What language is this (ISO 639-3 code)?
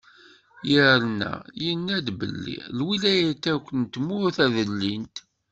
kab